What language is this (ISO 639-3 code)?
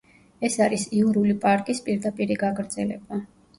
kat